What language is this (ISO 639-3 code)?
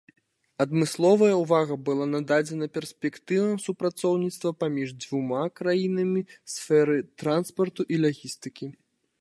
bel